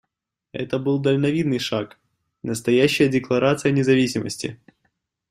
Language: Russian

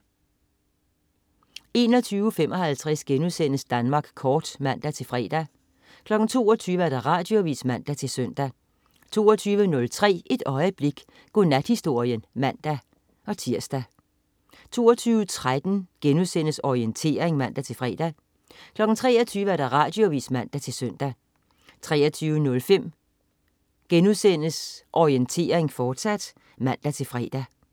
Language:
Danish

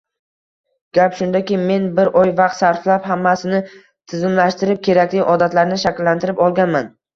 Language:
Uzbek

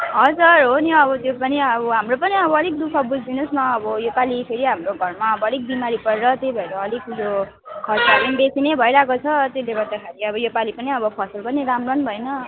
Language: Nepali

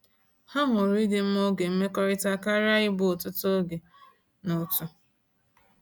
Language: Igbo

